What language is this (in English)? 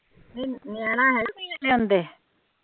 Punjabi